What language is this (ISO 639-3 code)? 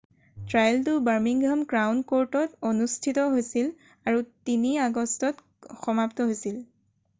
asm